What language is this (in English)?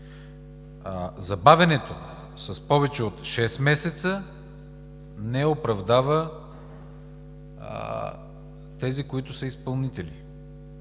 Bulgarian